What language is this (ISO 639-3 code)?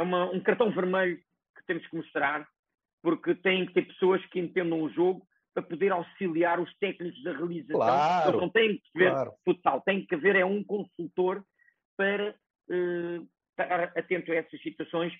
por